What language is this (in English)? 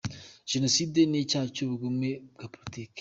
Kinyarwanda